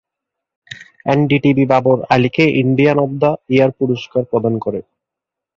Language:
Bangla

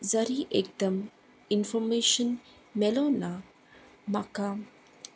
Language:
Konkani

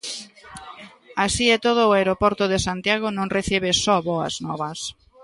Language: Galician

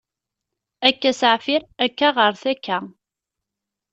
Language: Kabyle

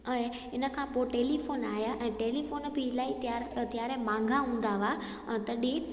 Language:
Sindhi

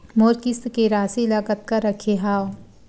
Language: Chhattisgarhi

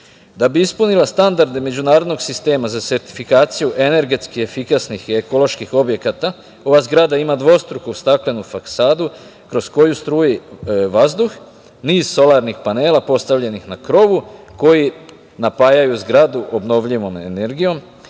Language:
Serbian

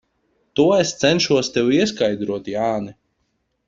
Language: Latvian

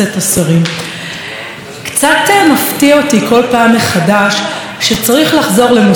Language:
Hebrew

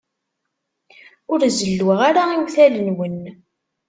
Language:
Kabyle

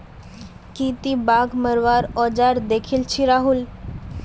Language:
Magahi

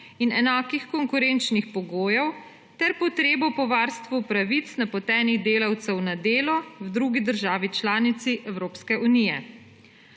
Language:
Slovenian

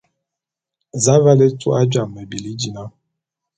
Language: Bulu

